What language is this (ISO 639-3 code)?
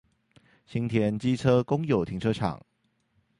zho